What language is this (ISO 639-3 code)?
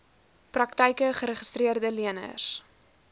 afr